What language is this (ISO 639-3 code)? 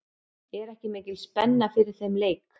isl